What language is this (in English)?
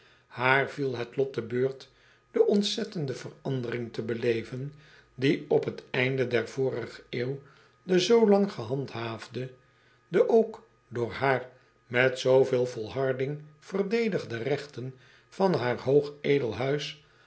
Dutch